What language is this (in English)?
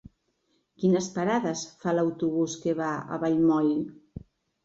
Catalan